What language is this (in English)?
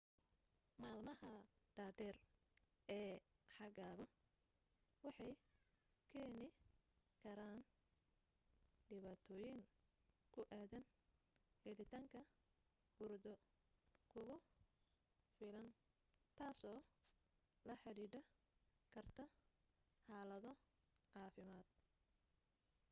Somali